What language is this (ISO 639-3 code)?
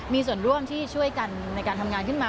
tha